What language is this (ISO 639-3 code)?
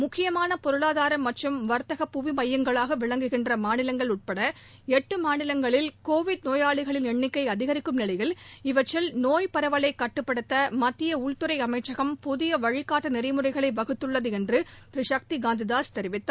tam